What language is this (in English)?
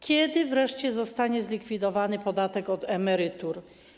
Polish